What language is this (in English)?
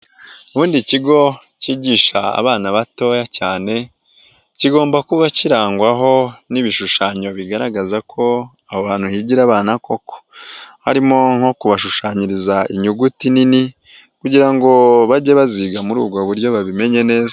Kinyarwanda